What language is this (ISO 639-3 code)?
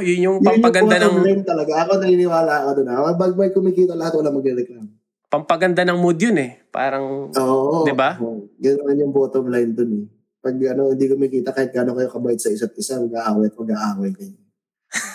fil